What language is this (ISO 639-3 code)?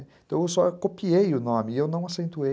por